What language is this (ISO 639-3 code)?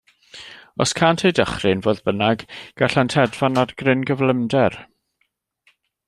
cym